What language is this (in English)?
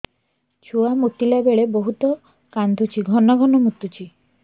Odia